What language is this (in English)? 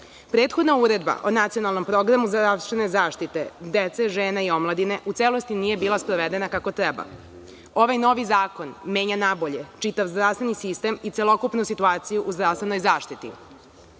Serbian